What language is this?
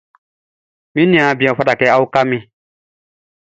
Baoulé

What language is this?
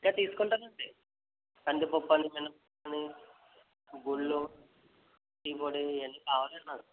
Telugu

